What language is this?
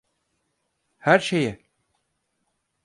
Turkish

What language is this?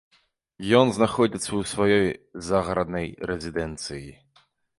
Belarusian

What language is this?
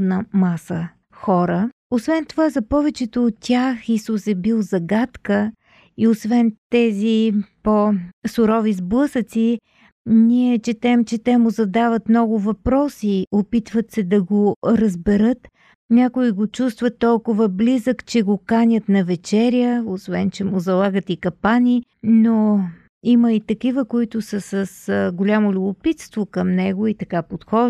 Bulgarian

